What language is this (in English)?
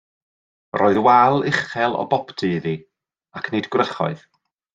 Welsh